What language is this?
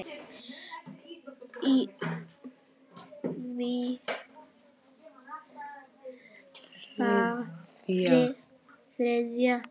Icelandic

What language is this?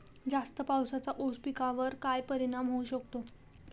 Marathi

